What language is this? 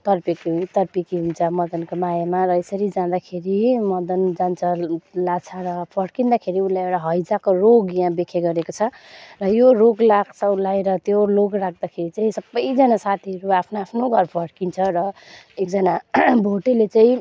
Nepali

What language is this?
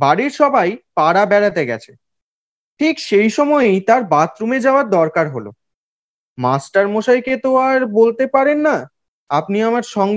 Bangla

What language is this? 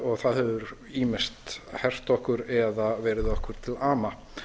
Icelandic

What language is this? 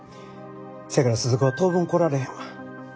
Japanese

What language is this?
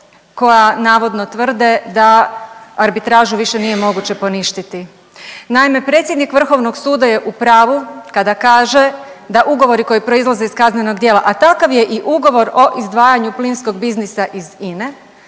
Croatian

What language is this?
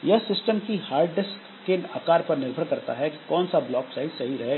Hindi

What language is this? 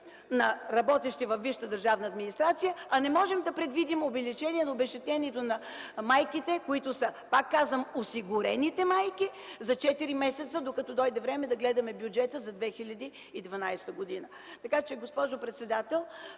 Bulgarian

